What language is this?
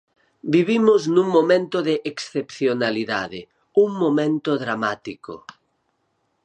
Galician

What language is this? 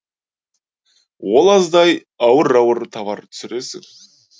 Kazakh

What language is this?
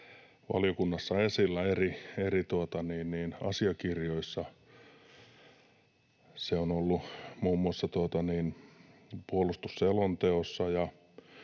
Finnish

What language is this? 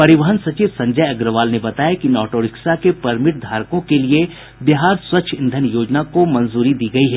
Hindi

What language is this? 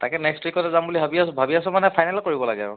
Assamese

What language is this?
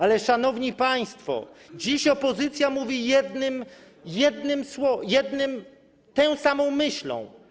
Polish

